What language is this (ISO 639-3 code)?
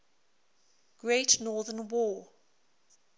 eng